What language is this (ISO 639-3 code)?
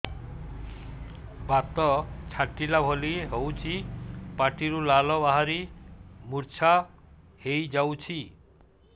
ori